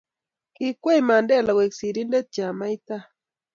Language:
Kalenjin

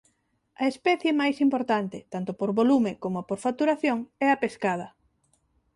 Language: Galician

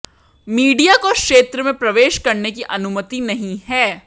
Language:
Hindi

